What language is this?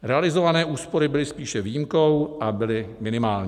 Czech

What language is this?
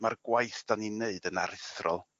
Welsh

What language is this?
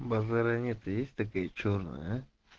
Russian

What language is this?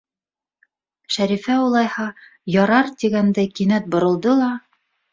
Bashkir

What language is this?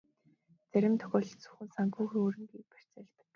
Mongolian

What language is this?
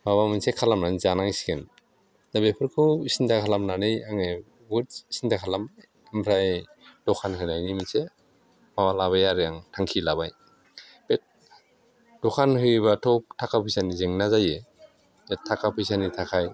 Bodo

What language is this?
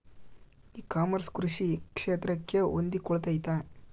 Kannada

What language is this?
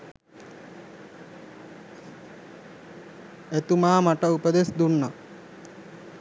Sinhala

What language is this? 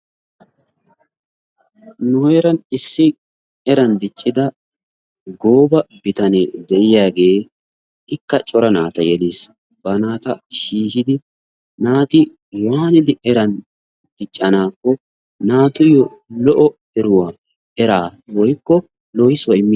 Wolaytta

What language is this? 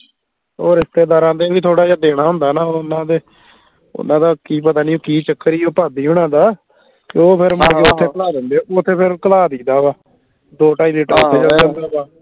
Punjabi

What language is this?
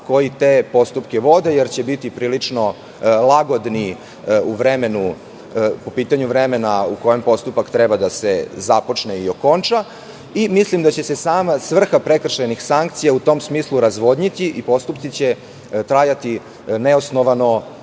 Serbian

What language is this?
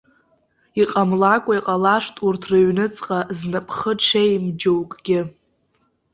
Abkhazian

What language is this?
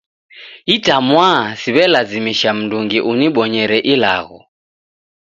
Taita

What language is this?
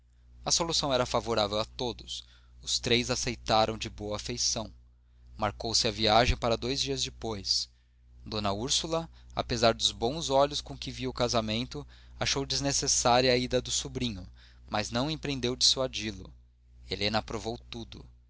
Portuguese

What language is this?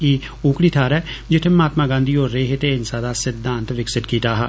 Dogri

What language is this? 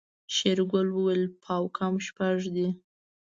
Pashto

